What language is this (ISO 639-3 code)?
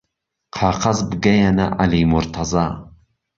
ckb